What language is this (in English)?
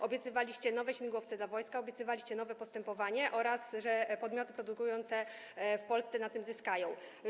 Polish